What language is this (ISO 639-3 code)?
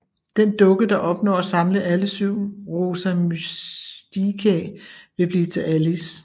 dan